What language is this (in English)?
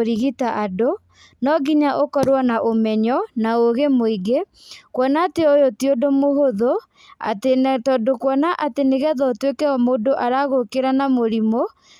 Kikuyu